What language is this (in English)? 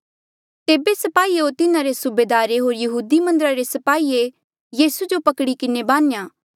Mandeali